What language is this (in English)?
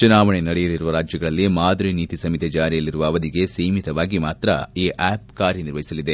Kannada